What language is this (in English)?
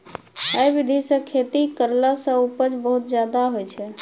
Maithili